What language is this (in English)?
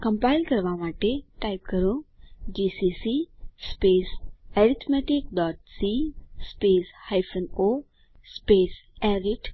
Gujarati